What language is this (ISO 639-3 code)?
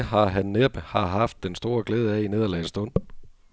dan